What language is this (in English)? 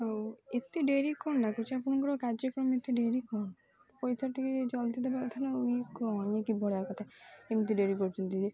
Odia